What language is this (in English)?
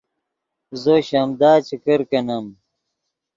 Yidgha